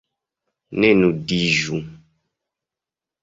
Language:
Esperanto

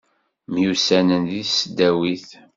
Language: Kabyle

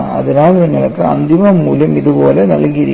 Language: Malayalam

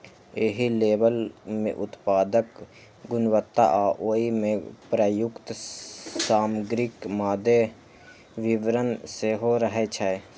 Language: Maithili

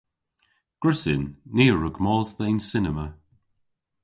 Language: Cornish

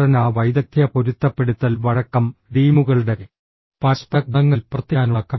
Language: Malayalam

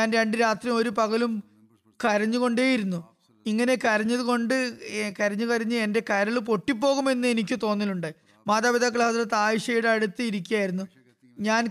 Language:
Malayalam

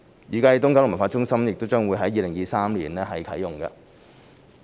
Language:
Cantonese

